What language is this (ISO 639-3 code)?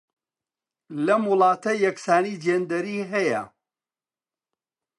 ckb